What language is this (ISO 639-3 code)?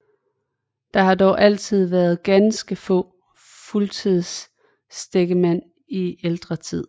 dan